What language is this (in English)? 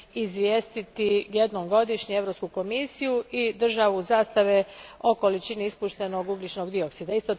Croatian